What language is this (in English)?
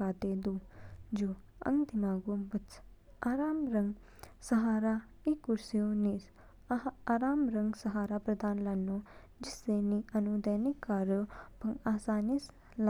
Kinnauri